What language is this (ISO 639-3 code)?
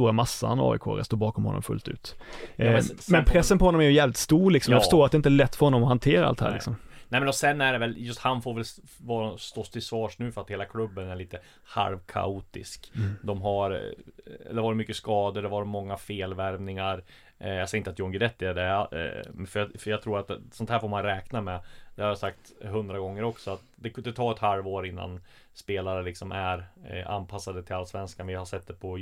swe